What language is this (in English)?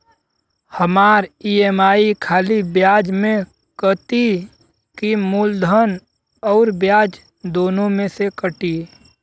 Bhojpuri